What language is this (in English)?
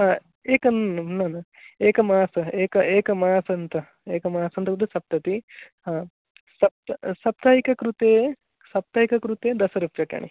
Sanskrit